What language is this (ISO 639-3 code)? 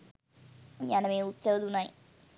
sin